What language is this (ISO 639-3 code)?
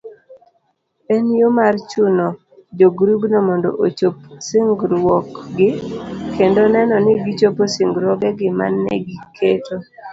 luo